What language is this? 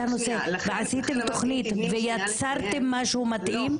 Hebrew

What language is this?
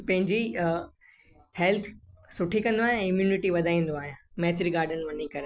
Sindhi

